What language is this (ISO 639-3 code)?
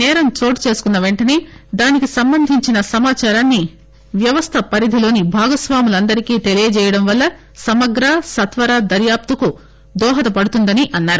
tel